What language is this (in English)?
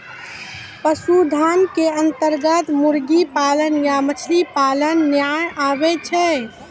Maithili